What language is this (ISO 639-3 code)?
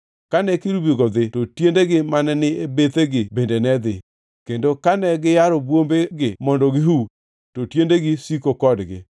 luo